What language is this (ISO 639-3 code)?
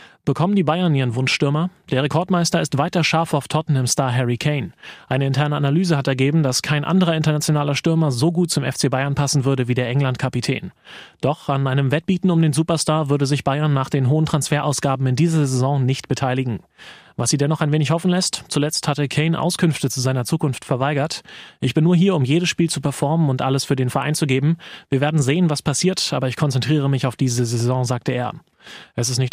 deu